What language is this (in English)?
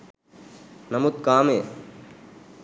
Sinhala